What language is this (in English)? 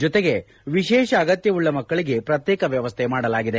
Kannada